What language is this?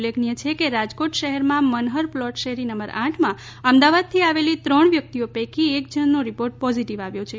Gujarati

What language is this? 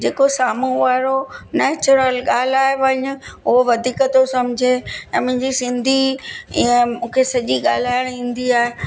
Sindhi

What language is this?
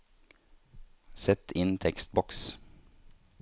Norwegian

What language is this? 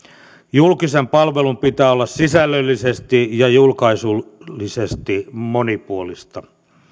Finnish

